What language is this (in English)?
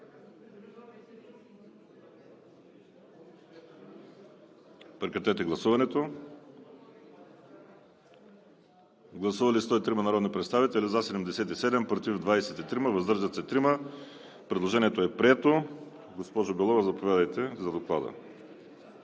Bulgarian